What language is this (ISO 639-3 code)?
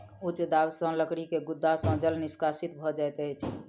mai